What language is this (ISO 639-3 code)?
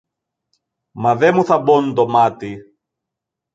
ell